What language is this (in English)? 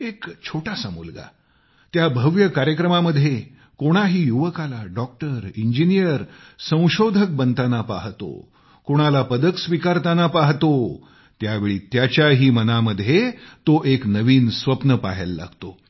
Marathi